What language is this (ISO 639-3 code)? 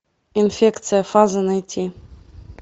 rus